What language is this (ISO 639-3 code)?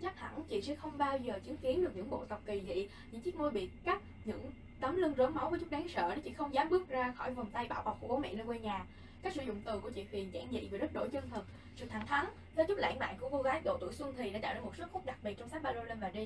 vie